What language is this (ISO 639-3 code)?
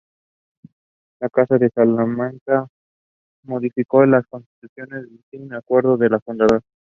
spa